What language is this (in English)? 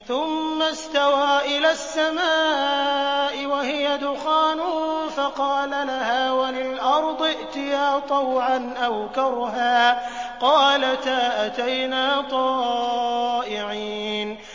Arabic